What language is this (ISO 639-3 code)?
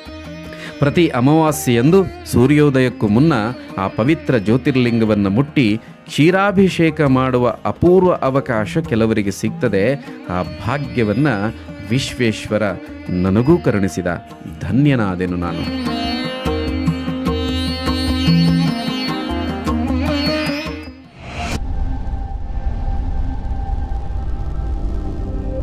ind